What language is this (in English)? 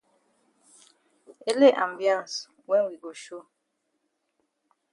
Cameroon Pidgin